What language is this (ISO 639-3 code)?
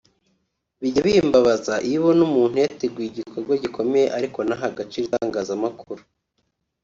kin